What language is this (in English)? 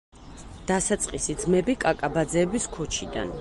Georgian